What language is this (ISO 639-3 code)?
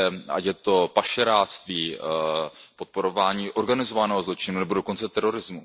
ces